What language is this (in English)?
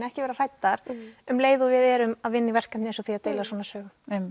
Icelandic